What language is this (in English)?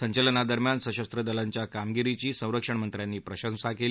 Marathi